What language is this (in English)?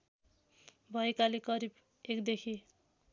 Nepali